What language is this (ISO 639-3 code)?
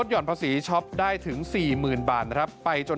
tha